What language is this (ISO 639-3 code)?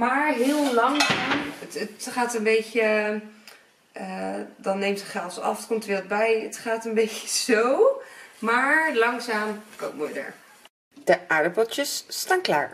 nld